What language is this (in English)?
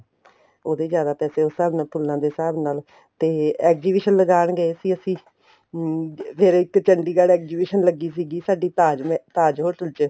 Punjabi